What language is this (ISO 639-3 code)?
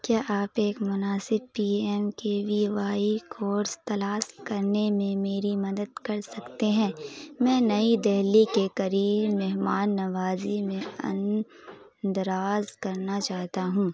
urd